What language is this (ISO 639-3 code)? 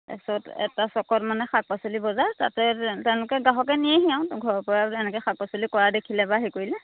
asm